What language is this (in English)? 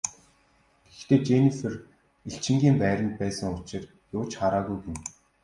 Mongolian